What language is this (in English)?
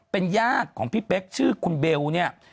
Thai